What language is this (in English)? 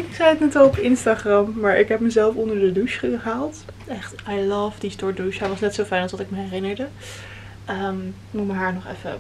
Dutch